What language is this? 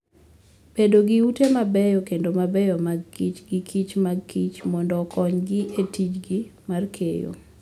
Luo (Kenya and Tanzania)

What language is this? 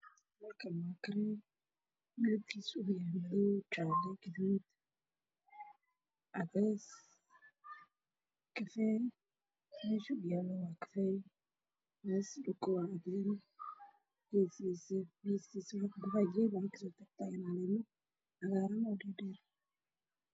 Somali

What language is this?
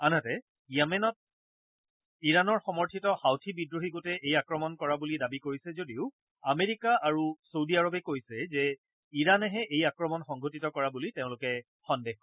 Assamese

